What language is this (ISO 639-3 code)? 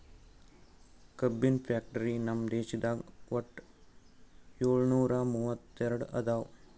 kan